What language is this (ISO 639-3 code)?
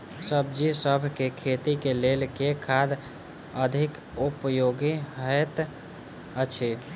mai